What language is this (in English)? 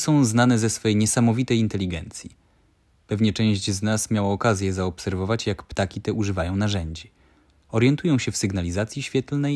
Polish